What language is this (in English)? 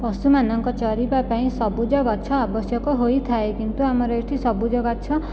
Odia